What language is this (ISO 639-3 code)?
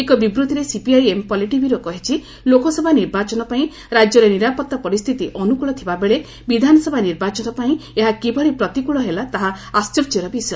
ori